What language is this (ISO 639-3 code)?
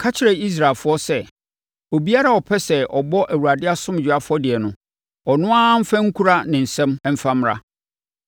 aka